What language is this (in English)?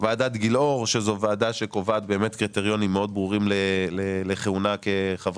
Hebrew